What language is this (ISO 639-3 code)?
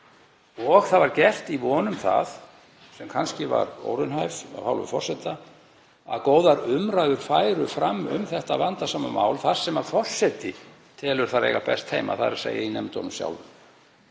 isl